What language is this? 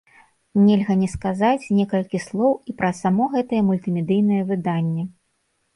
Belarusian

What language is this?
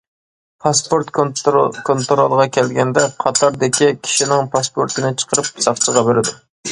Uyghur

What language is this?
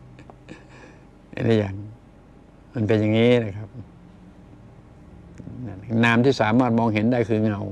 Thai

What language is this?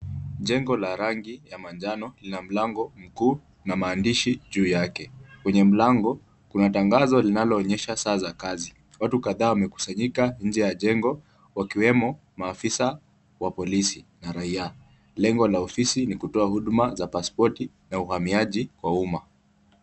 Swahili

